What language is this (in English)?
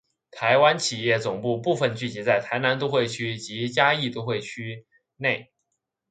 Chinese